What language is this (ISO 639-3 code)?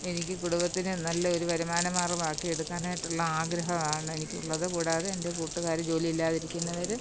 mal